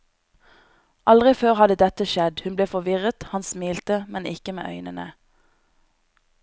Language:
Norwegian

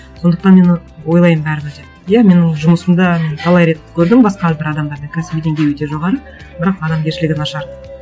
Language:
Kazakh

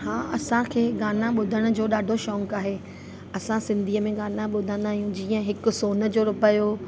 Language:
Sindhi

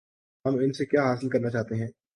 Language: Urdu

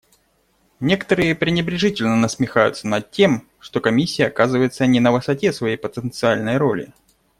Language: Russian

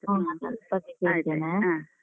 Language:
Kannada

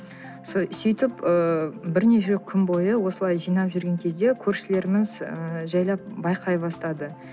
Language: Kazakh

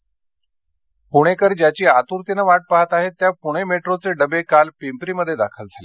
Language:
Marathi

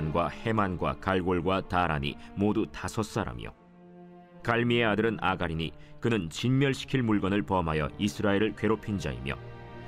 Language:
Korean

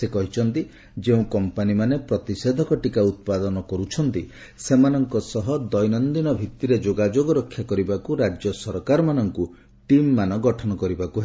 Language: Odia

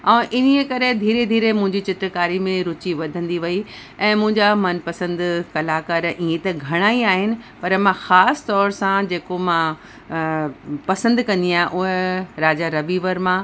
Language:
Sindhi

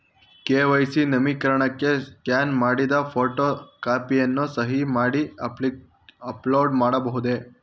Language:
Kannada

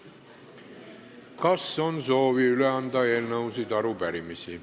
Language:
Estonian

